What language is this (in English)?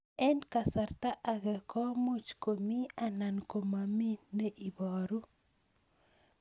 Kalenjin